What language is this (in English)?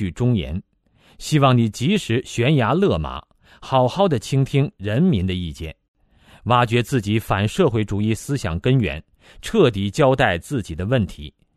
Chinese